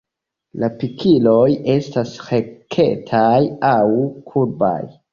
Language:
Esperanto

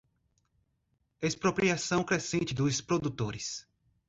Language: Portuguese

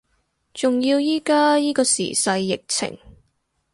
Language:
Cantonese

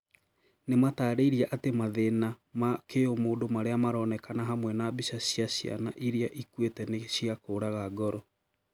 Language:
Kikuyu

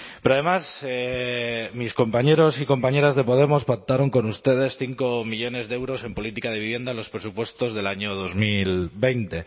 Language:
Spanish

